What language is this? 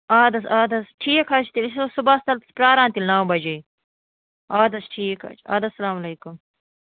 Kashmiri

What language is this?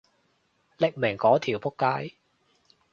Cantonese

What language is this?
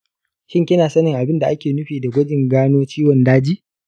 Hausa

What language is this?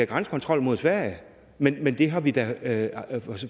Danish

